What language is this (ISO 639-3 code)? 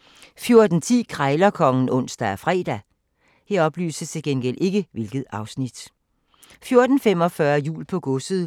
dan